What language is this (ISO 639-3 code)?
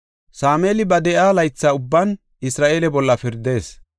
gof